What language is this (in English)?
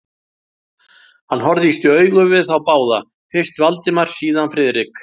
Icelandic